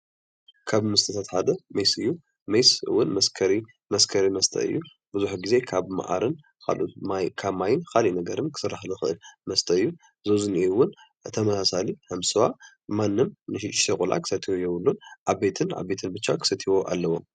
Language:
Tigrinya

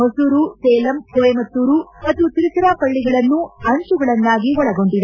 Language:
Kannada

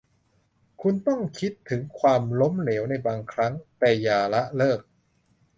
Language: Thai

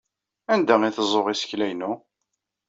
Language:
Kabyle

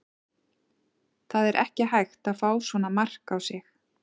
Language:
Icelandic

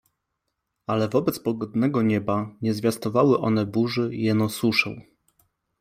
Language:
Polish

